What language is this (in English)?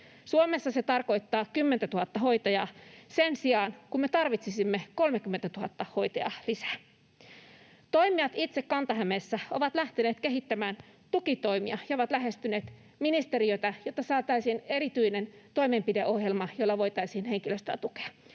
Finnish